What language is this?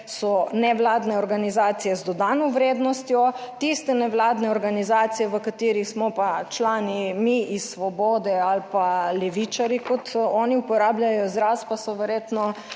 Slovenian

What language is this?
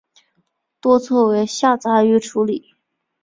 Chinese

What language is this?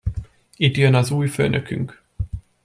Hungarian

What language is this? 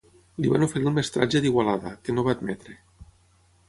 Catalan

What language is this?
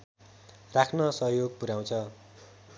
Nepali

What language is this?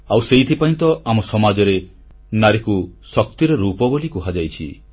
Odia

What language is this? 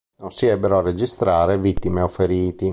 Italian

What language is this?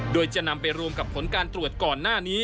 Thai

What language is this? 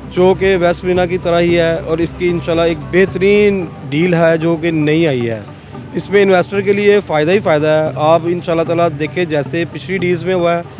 Urdu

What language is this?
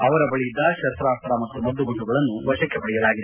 Kannada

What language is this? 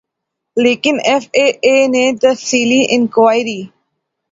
Urdu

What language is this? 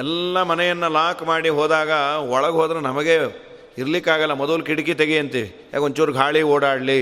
Kannada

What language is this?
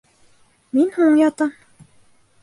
Bashkir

